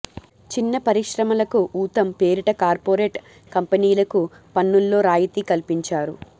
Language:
Telugu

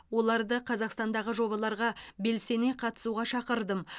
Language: Kazakh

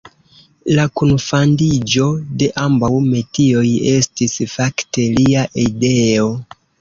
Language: Esperanto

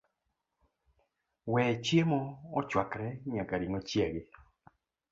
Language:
Luo (Kenya and Tanzania)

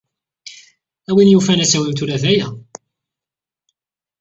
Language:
Kabyle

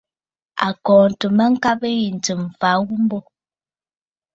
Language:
Bafut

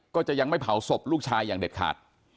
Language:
Thai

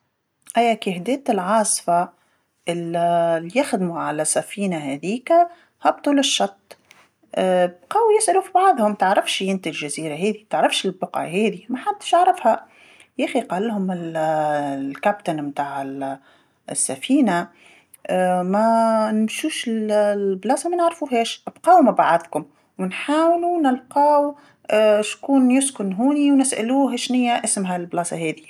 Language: Tunisian Arabic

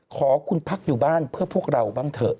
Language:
Thai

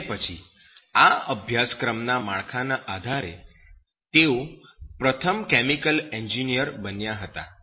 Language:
Gujarati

